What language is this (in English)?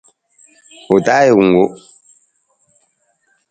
Nawdm